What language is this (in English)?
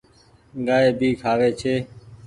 Goaria